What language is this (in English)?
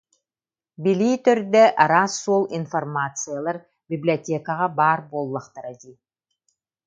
Yakut